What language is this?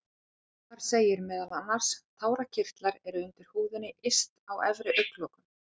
Icelandic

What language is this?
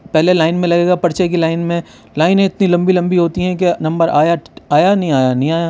Urdu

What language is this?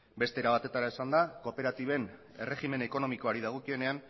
Basque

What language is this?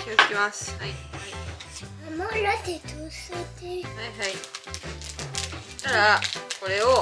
Japanese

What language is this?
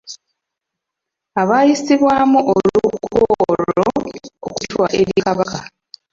Ganda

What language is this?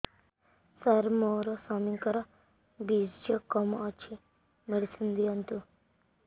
Odia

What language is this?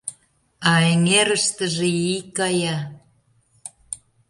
Mari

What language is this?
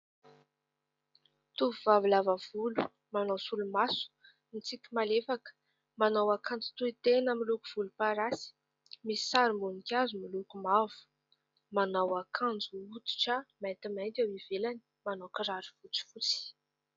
Malagasy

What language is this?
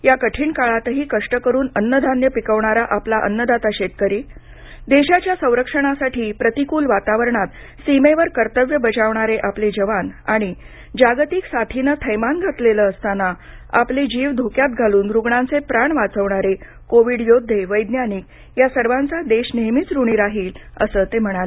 Marathi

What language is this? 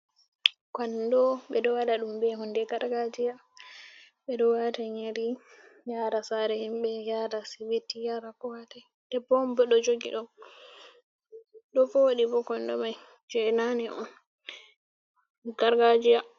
Fula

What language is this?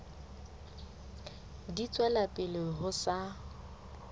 Southern Sotho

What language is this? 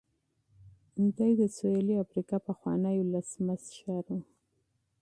Pashto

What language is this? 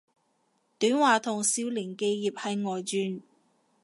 Cantonese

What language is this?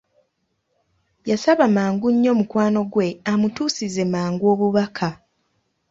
Ganda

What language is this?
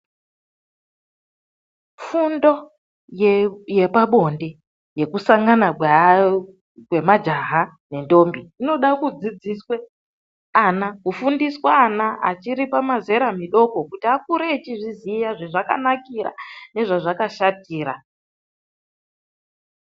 Ndau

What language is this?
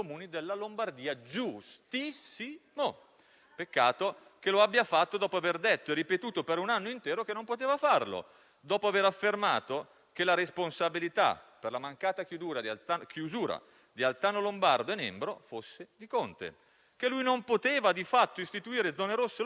Italian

